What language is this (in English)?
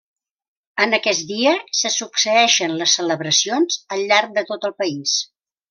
Catalan